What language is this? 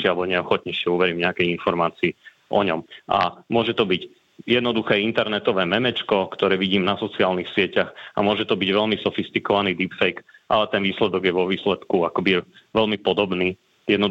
Slovak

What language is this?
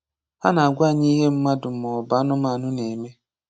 Igbo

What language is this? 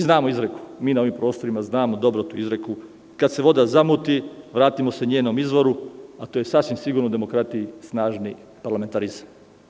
Serbian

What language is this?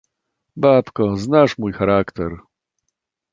Polish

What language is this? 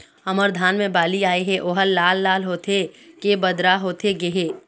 Chhattisgarhi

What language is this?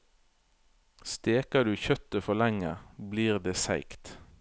Norwegian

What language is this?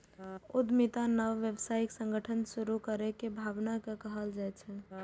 Maithili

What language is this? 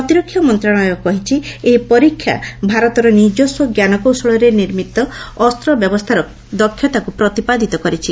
Odia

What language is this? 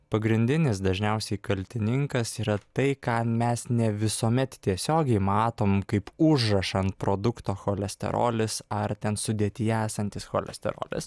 Lithuanian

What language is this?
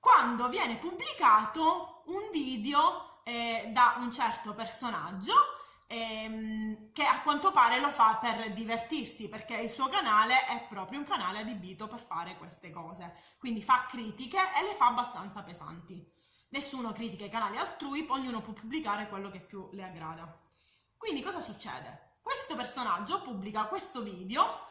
Italian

